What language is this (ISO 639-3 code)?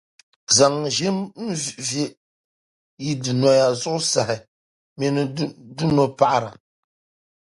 dag